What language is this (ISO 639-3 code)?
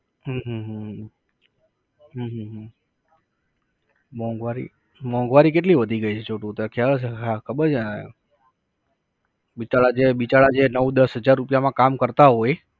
guj